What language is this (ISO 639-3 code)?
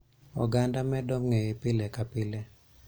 luo